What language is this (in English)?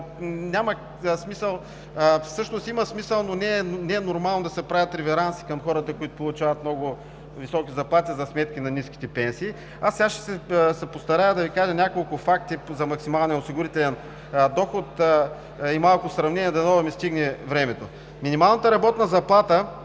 Bulgarian